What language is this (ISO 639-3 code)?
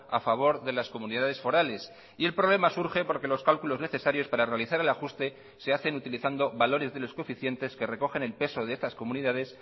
spa